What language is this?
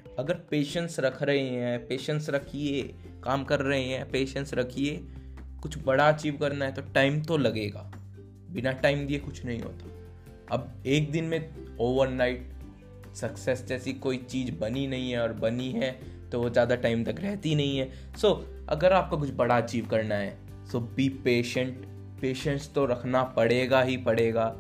Hindi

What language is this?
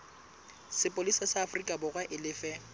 Southern Sotho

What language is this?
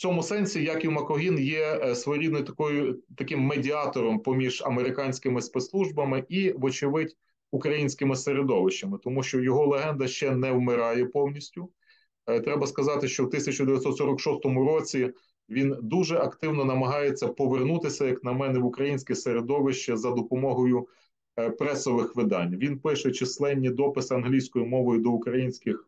Ukrainian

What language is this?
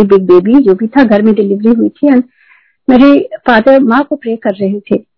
Hindi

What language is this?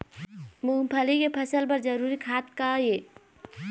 Chhattisgarhi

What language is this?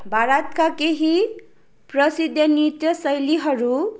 Nepali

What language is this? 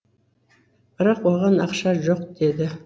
Kazakh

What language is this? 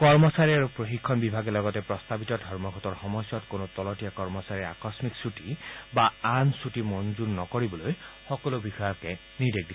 Assamese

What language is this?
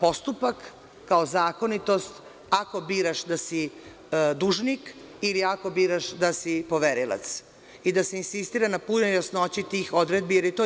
Serbian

